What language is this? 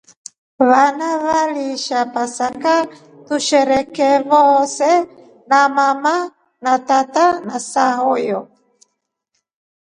Rombo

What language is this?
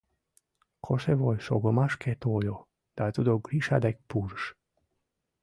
Mari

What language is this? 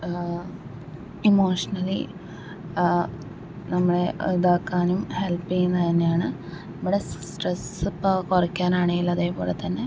Malayalam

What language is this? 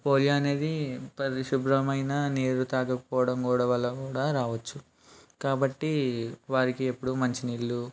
Telugu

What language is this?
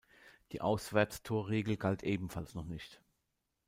German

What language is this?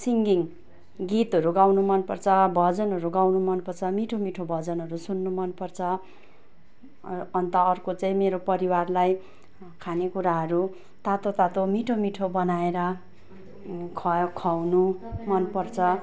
Nepali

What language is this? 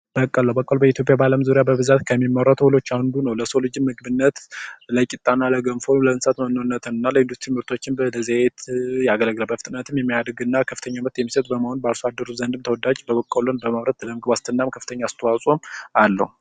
Amharic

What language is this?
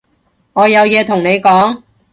Cantonese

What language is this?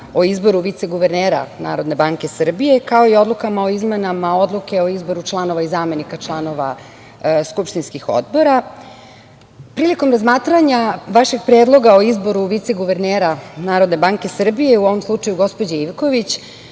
Serbian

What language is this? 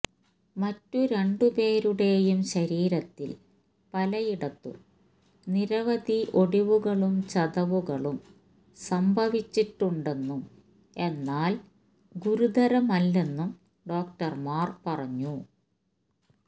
Malayalam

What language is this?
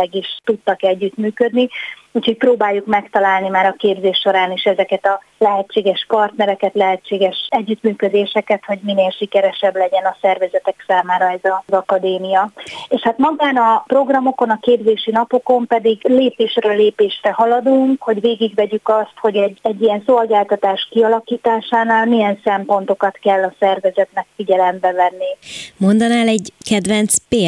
Hungarian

